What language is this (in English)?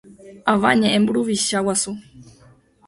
Guarani